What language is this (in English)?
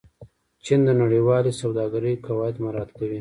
Pashto